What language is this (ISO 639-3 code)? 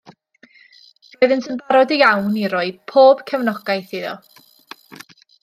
cym